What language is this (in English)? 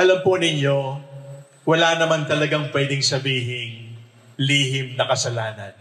Filipino